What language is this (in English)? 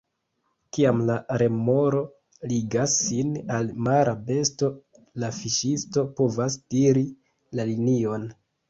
Esperanto